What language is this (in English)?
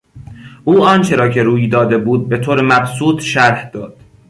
Persian